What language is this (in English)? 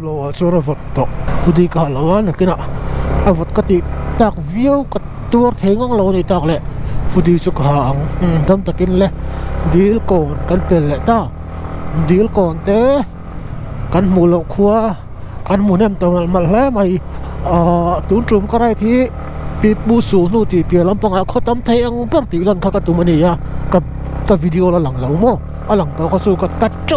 Thai